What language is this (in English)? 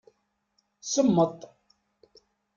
Kabyle